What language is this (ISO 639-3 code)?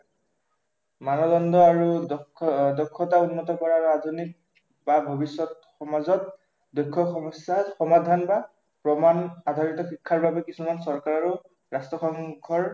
asm